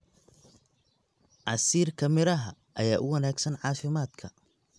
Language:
Somali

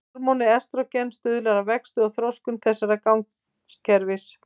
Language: Icelandic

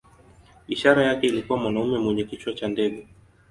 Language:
Swahili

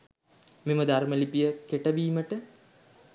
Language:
Sinhala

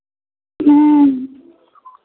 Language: Maithili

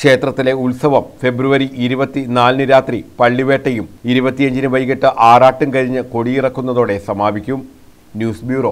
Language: Arabic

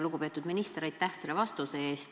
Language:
Estonian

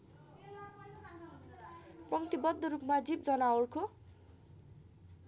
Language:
Nepali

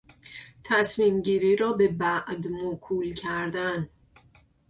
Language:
Persian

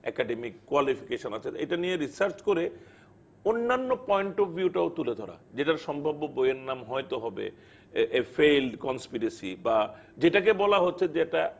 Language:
Bangla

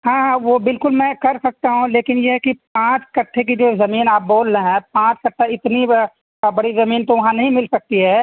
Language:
Urdu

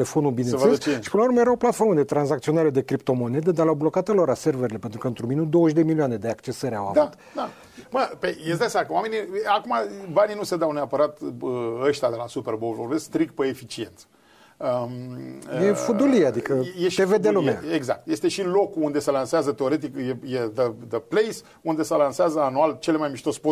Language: Romanian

